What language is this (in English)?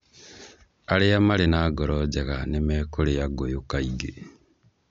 Kikuyu